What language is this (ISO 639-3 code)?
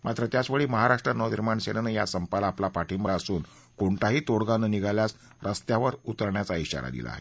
mar